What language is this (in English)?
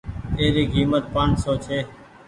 Goaria